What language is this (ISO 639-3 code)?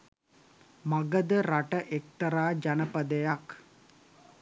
sin